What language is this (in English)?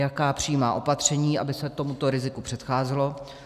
Czech